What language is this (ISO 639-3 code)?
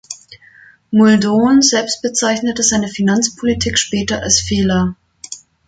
deu